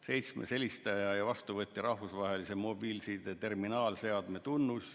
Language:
Estonian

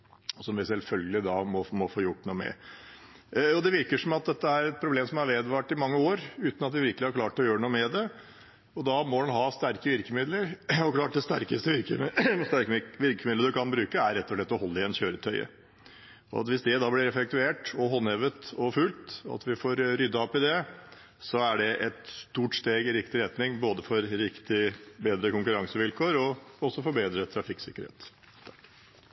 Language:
Norwegian Bokmål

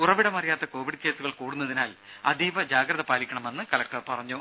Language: Malayalam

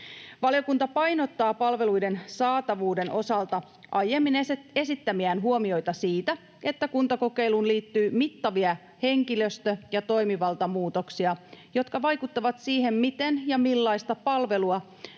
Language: Finnish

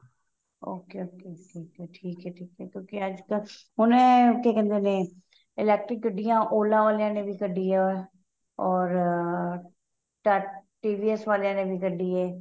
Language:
Punjabi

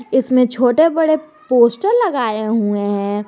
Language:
Hindi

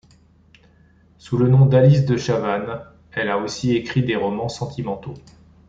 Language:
French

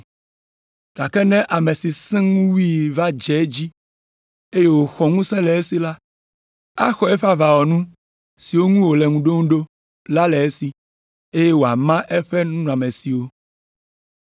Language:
Ewe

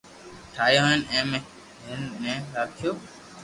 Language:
Loarki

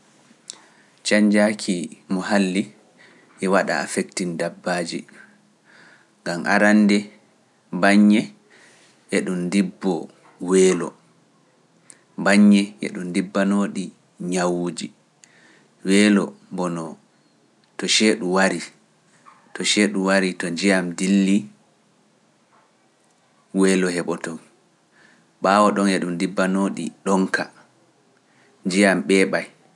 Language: Pular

